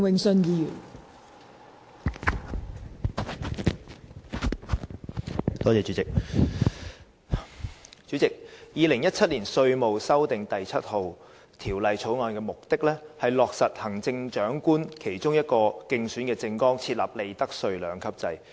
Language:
Cantonese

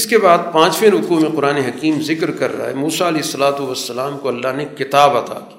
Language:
Urdu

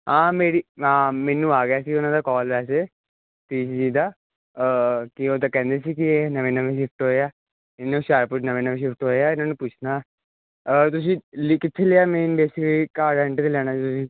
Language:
Punjabi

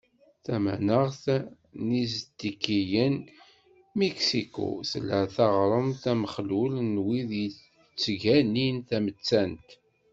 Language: Kabyle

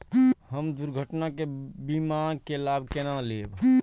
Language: Maithili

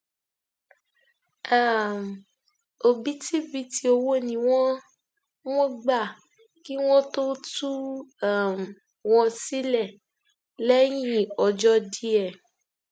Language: Yoruba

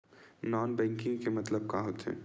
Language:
Chhattisgarhi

